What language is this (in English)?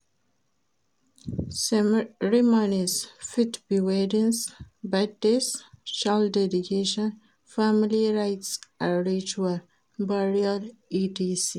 Nigerian Pidgin